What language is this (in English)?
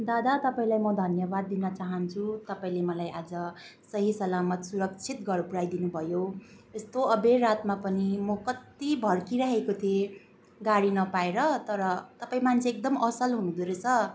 Nepali